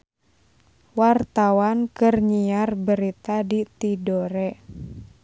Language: Sundanese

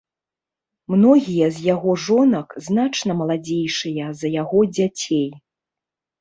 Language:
Belarusian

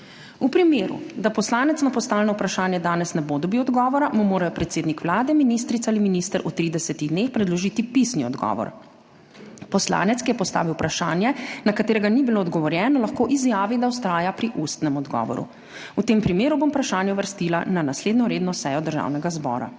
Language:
Slovenian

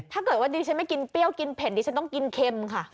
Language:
Thai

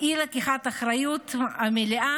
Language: Hebrew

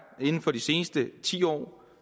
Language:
Danish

